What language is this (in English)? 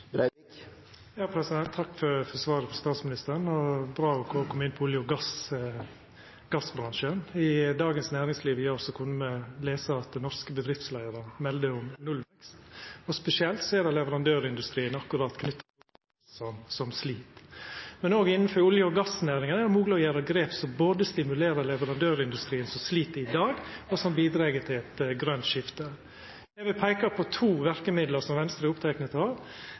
Norwegian